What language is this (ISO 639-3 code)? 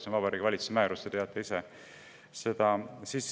est